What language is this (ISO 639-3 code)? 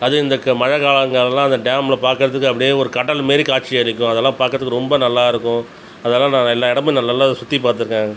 tam